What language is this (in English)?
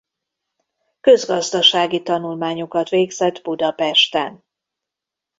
Hungarian